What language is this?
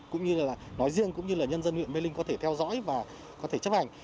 Vietnamese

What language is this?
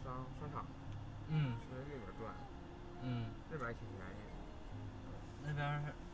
Chinese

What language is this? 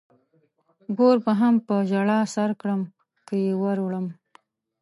Pashto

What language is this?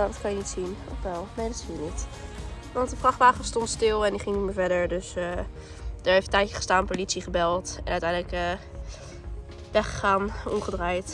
Dutch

